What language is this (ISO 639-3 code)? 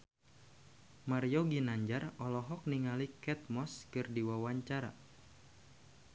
sun